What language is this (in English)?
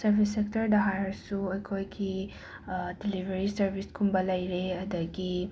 Manipuri